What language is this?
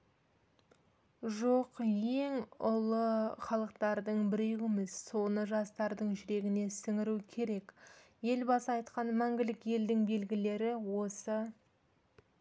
Kazakh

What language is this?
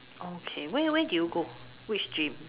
English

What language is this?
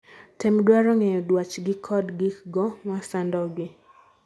Luo (Kenya and Tanzania)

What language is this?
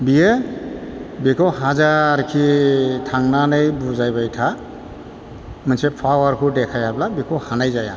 Bodo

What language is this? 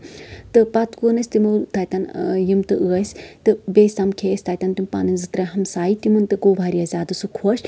Kashmiri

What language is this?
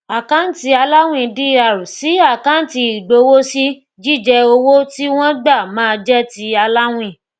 Yoruba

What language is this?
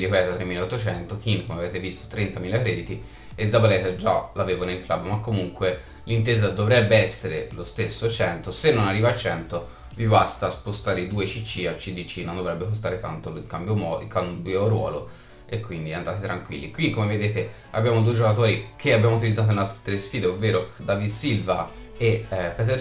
Italian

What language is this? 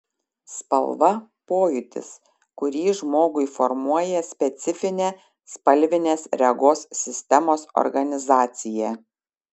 Lithuanian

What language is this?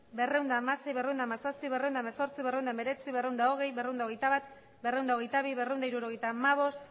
Basque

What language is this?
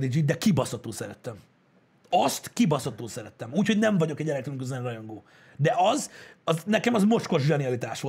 Hungarian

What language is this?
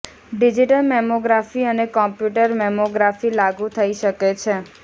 Gujarati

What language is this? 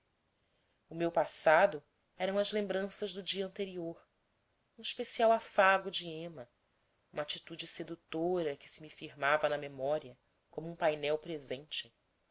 Portuguese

